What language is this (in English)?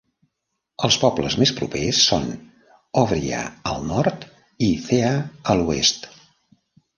Catalan